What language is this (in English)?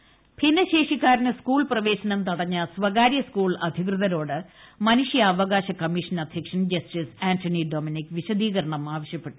Malayalam